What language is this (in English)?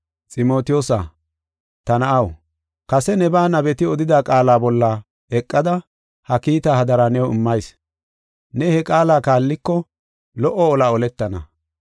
Gofa